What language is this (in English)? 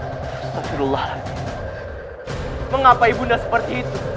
Indonesian